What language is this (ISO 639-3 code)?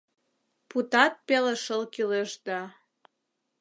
chm